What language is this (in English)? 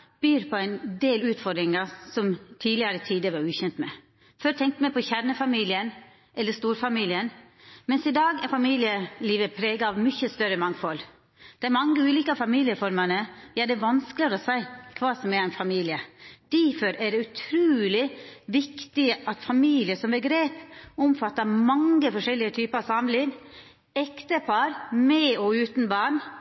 Norwegian Nynorsk